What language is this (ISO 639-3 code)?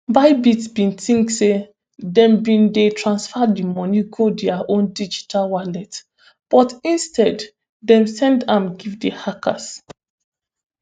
pcm